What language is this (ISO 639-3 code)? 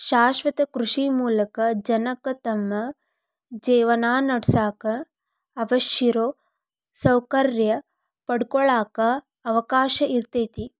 kan